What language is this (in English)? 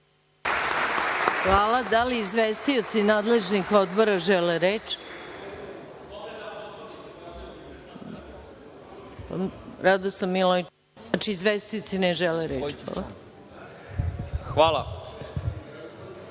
Serbian